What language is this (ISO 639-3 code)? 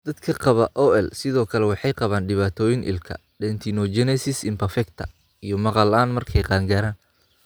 som